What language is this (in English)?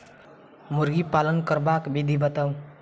Maithili